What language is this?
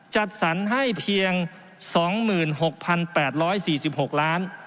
Thai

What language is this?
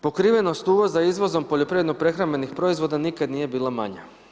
Croatian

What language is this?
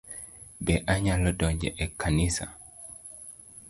Luo (Kenya and Tanzania)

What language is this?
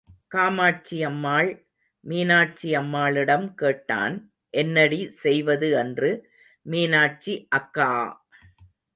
Tamil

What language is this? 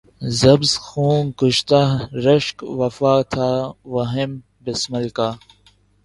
Urdu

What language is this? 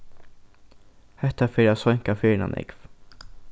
Faroese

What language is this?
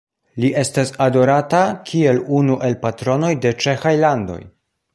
Esperanto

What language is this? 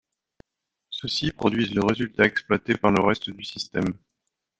French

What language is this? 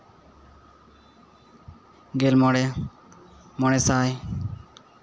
Santali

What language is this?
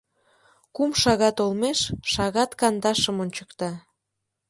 Mari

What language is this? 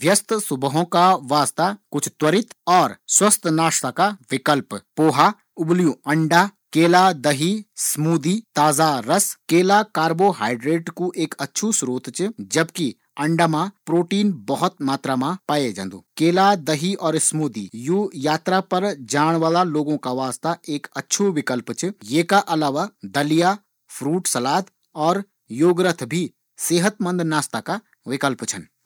Garhwali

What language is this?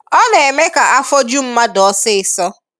Igbo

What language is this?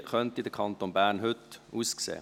Swiss German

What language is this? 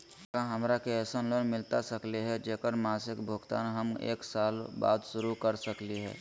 Magahi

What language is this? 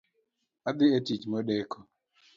Luo (Kenya and Tanzania)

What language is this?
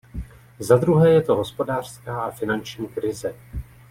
Czech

